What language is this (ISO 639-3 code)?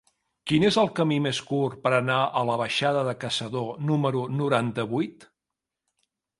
cat